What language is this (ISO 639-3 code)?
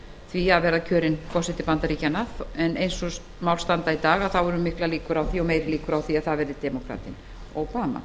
isl